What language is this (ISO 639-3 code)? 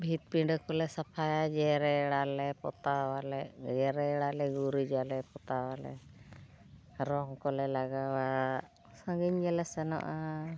sat